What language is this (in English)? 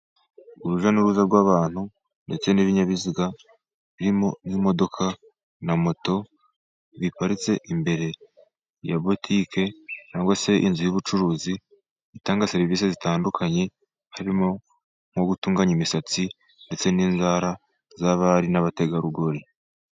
Kinyarwanda